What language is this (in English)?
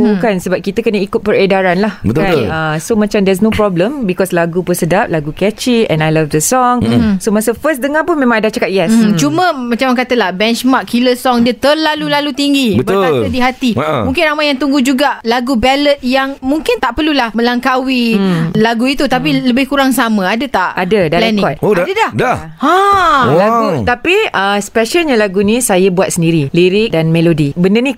Malay